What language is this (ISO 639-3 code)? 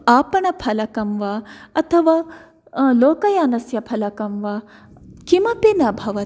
san